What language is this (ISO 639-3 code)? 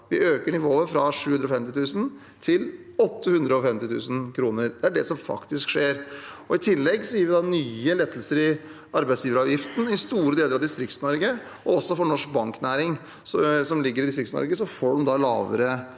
nor